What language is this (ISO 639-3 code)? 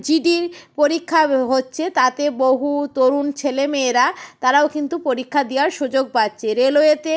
ben